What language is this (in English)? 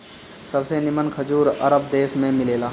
Bhojpuri